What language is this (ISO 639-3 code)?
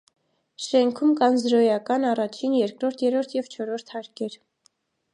hye